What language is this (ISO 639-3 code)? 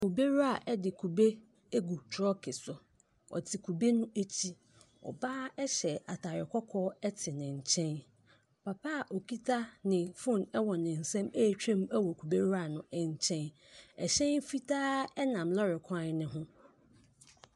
aka